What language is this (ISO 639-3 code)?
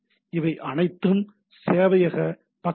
tam